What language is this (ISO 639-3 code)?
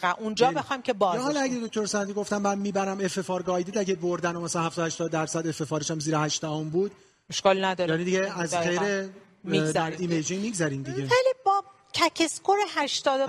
fas